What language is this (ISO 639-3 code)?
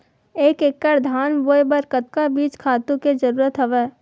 hne